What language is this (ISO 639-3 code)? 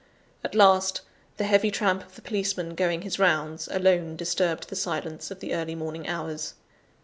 eng